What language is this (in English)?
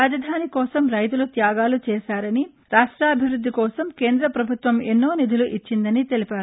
Telugu